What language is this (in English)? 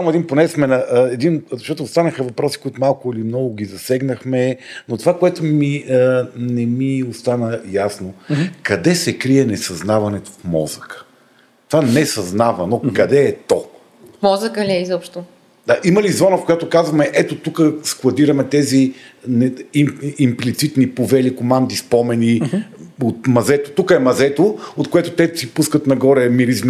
Bulgarian